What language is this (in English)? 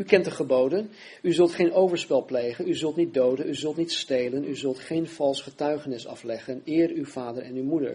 Dutch